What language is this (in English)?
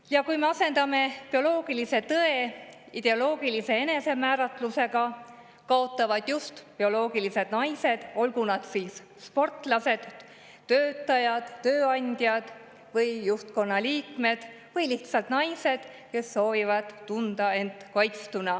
Estonian